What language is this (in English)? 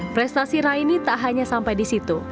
Indonesian